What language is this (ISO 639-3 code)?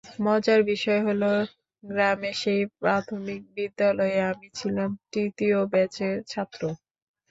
ben